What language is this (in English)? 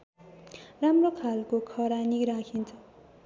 Nepali